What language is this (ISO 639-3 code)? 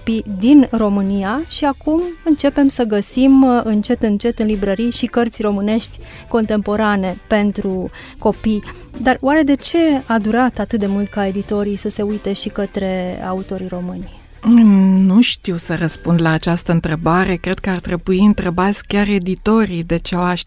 ron